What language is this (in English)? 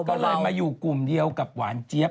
Thai